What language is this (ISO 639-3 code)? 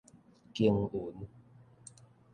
nan